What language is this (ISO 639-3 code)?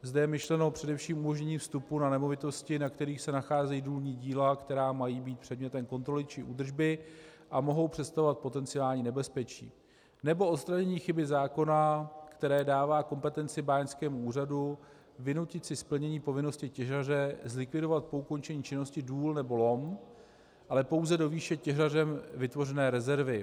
ces